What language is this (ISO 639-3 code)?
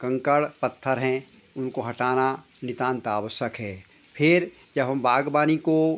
hin